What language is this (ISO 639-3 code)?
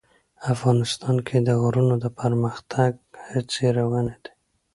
pus